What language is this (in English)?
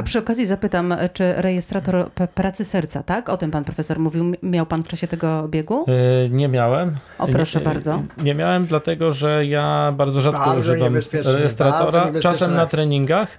Polish